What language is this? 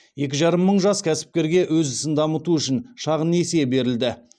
Kazakh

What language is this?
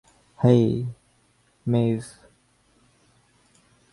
Bangla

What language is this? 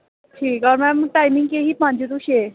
Dogri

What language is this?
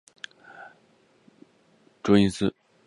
Chinese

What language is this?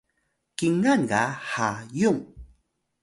Atayal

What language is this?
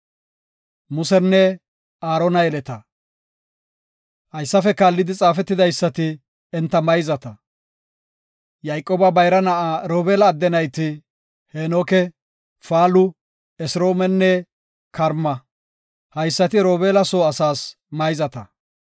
Gofa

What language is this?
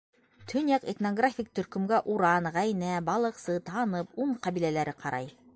Bashkir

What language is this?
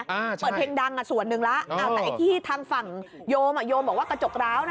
Thai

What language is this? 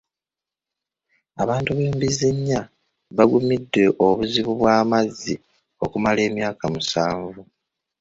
Ganda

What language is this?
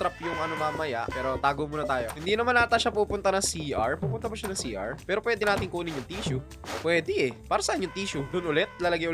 Filipino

